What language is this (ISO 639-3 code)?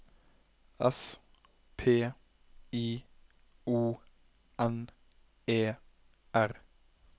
nor